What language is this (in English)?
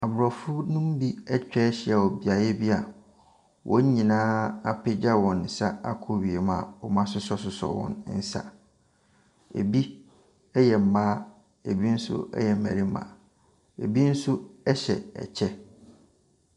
Akan